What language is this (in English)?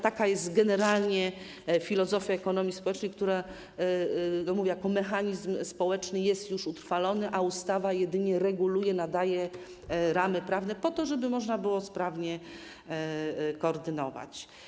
Polish